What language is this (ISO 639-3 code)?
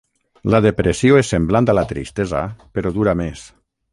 cat